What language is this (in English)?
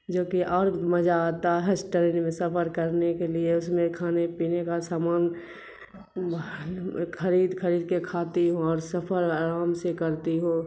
Urdu